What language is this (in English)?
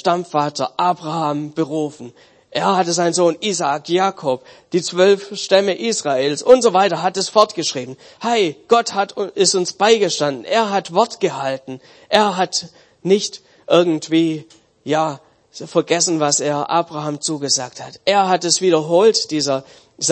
German